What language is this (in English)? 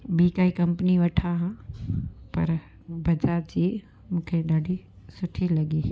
Sindhi